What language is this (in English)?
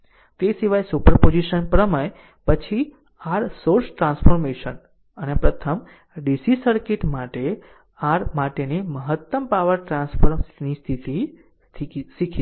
Gujarati